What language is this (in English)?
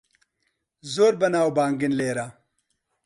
Central Kurdish